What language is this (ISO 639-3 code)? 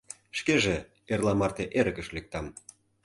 chm